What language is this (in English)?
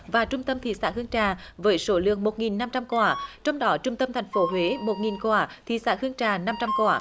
Vietnamese